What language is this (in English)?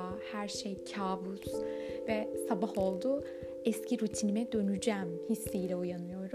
Turkish